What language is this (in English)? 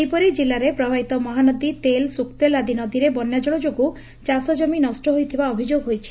Odia